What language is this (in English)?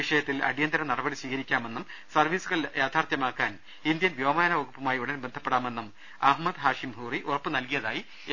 Malayalam